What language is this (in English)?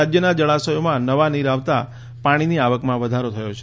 Gujarati